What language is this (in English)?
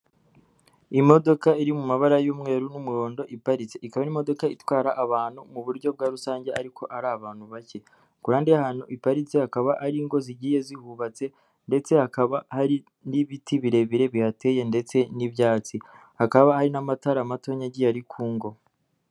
Kinyarwanda